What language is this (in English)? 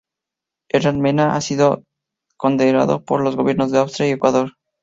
Spanish